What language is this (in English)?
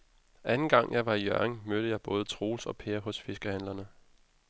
Danish